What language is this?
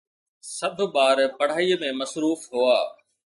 Sindhi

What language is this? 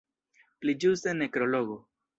Esperanto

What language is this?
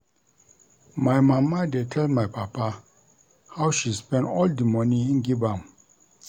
Nigerian Pidgin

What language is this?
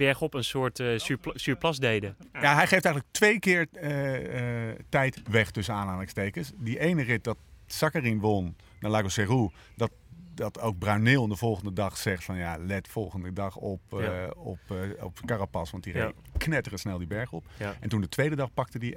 Dutch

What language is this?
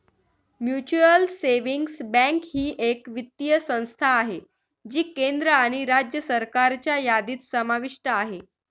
Marathi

